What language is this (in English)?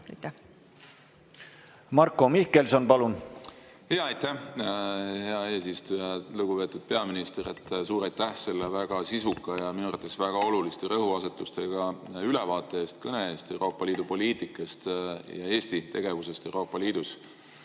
Estonian